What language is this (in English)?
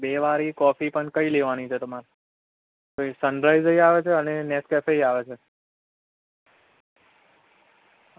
Gujarati